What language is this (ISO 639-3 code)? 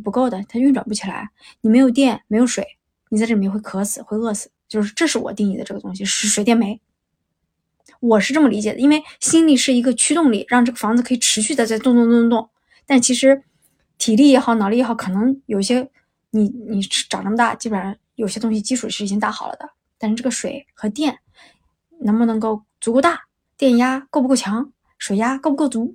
zho